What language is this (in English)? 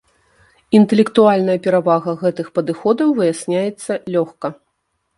Belarusian